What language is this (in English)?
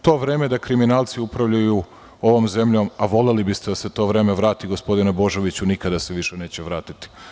Serbian